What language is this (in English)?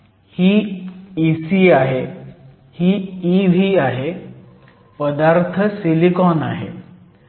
Marathi